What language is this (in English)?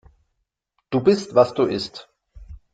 German